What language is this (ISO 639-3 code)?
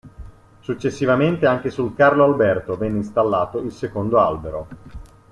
ita